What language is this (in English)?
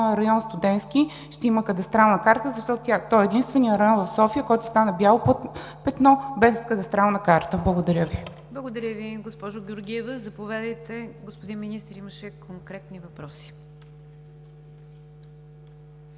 Bulgarian